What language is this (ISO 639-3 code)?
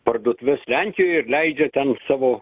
lit